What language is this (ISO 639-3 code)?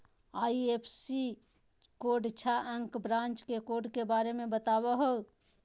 mag